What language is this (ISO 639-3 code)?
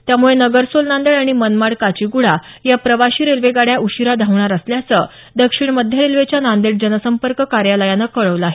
mar